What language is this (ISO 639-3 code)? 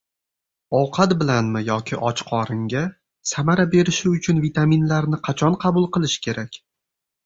uzb